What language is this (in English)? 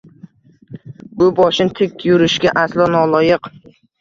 Uzbek